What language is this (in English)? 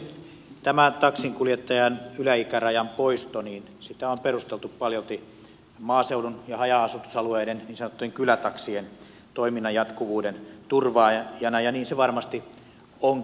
Finnish